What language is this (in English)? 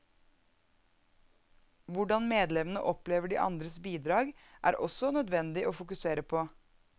Norwegian